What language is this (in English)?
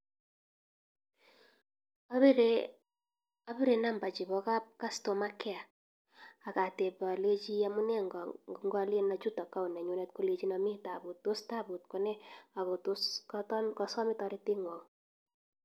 Kalenjin